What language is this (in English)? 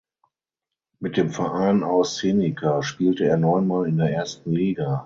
German